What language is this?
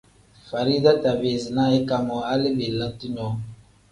Tem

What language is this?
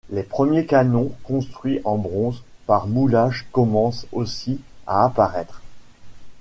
French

